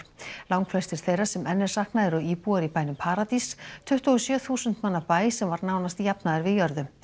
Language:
Icelandic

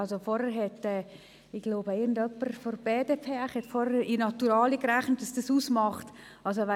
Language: Swiss German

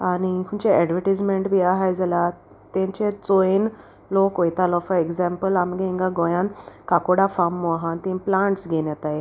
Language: Konkani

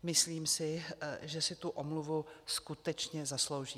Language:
Czech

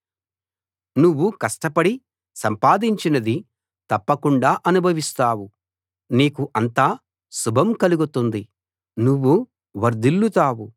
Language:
Telugu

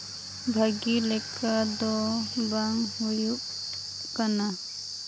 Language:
Santali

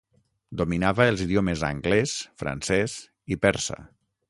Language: Catalan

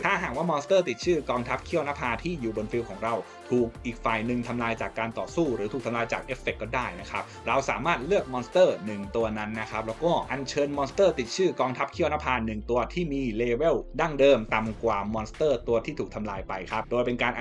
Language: Thai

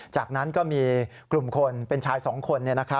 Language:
Thai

